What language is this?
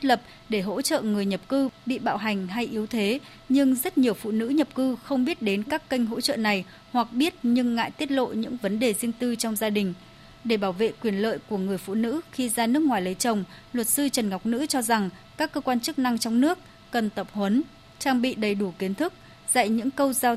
Vietnamese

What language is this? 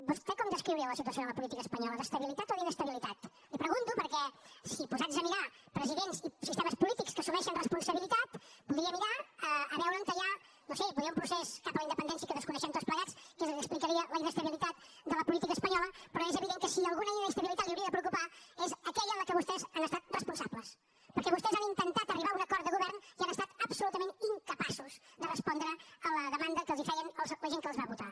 Catalan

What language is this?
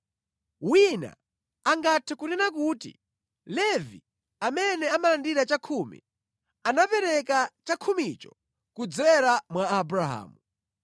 Nyanja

